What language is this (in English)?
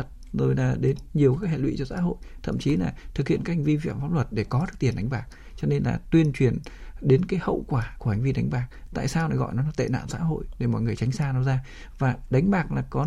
Vietnamese